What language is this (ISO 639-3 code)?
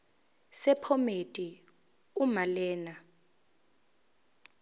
zul